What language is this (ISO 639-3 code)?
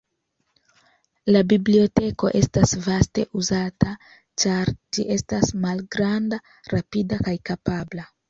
epo